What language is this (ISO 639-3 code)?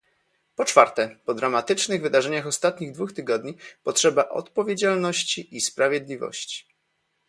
pol